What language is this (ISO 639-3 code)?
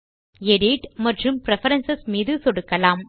tam